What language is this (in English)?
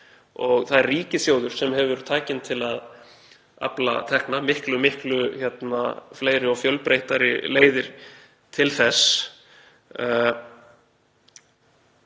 Icelandic